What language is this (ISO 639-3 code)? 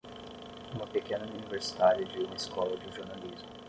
por